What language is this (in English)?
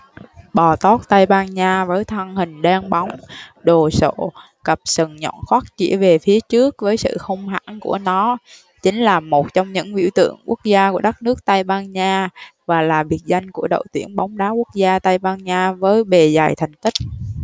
Vietnamese